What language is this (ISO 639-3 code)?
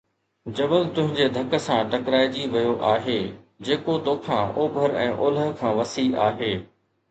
snd